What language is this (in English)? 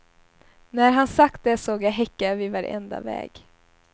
Swedish